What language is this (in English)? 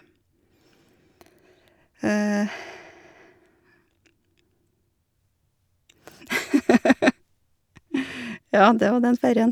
Norwegian